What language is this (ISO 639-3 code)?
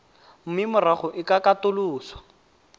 tsn